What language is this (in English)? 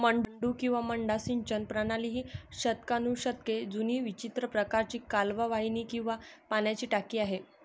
Marathi